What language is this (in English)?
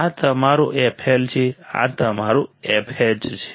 Gujarati